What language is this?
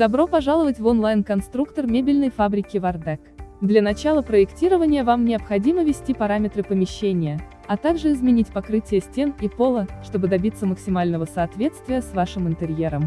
Russian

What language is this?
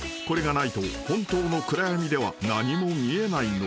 Japanese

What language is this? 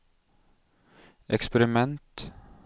Norwegian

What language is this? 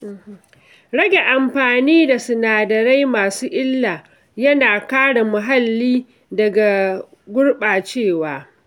Hausa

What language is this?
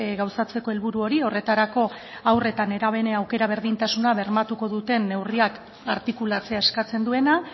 Basque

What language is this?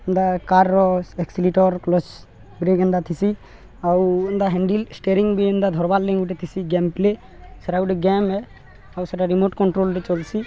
Odia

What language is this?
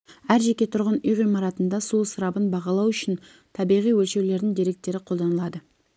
Kazakh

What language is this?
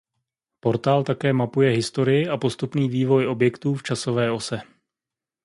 Czech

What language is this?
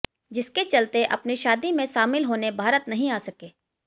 Hindi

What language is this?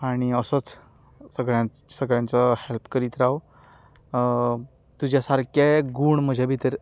Konkani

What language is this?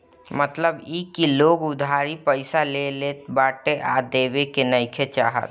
Bhojpuri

